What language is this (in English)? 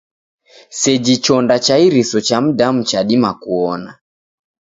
Taita